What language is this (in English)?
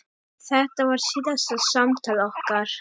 Icelandic